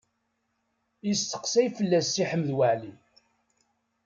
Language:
Kabyle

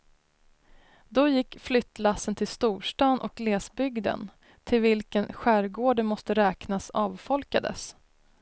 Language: Swedish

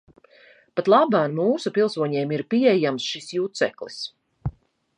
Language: Latvian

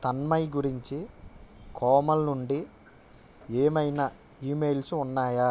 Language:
Telugu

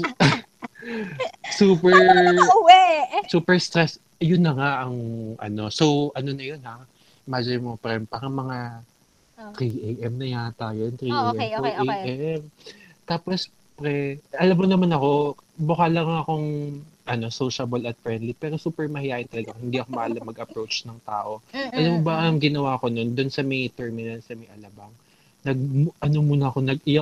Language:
Filipino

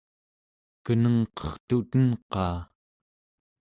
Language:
Central Yupik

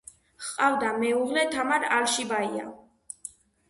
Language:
Georgian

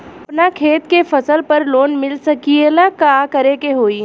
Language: Bhojpuri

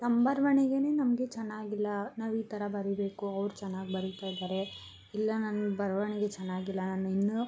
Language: Kannada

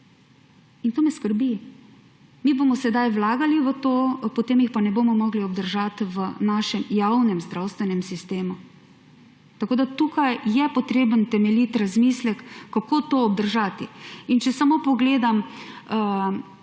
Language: Slovenian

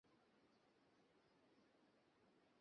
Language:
Bangla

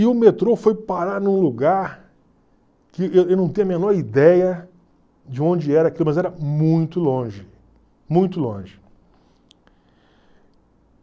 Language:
Portuguese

